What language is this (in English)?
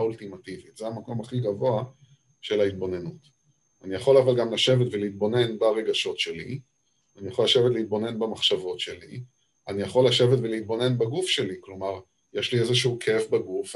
Hebrew